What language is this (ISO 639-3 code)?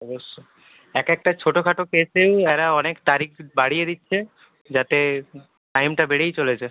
ben